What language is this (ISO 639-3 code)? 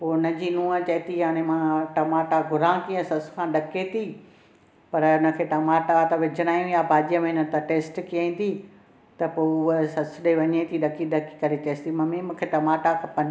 snd